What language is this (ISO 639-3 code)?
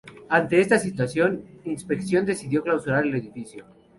spa